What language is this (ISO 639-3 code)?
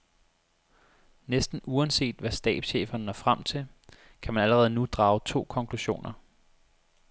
dan